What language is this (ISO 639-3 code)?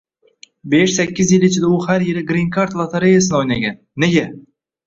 uzb